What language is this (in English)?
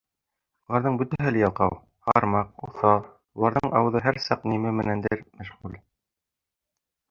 Bashkir